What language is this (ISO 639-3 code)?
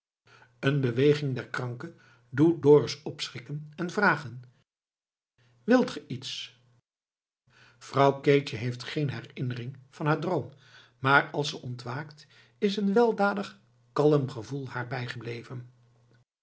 nld